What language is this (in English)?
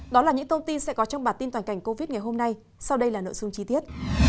Vietnamese